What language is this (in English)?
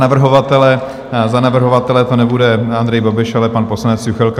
Czech